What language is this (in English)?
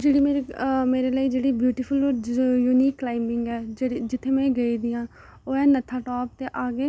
Dogri